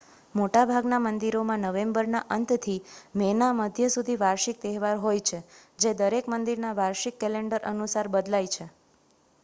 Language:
Gujarati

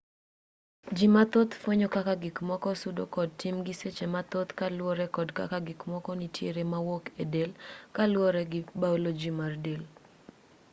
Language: Luo (Kenya and Tanzania)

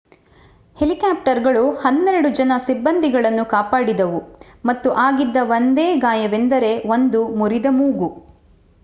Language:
Kannada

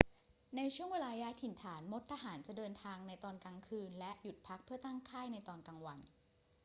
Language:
Thai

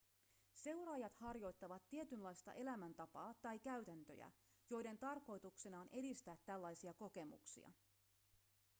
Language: Finnish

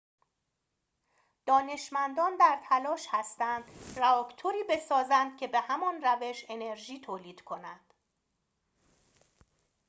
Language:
Persian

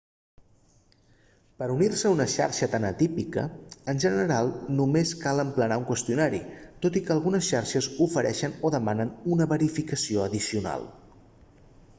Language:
Catalan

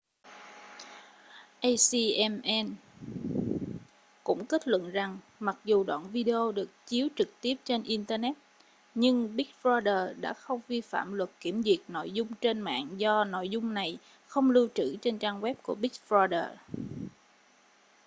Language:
Vietnamese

